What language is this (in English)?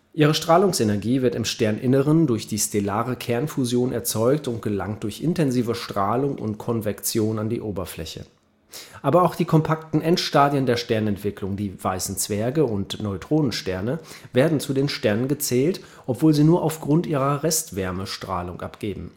German